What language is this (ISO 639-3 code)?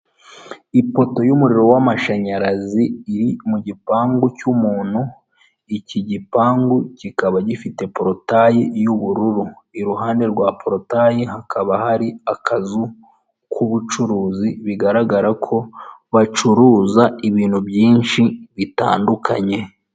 kin